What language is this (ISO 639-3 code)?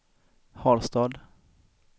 swe